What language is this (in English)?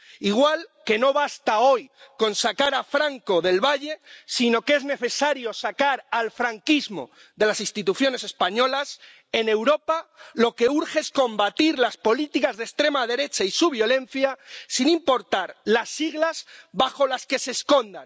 Spanish